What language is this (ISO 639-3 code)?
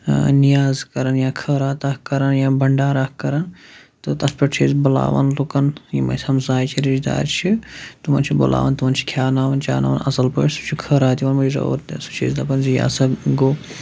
kas